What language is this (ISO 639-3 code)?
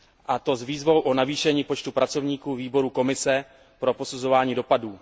ces